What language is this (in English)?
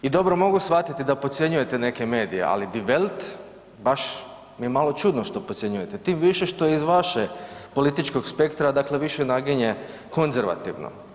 Croatian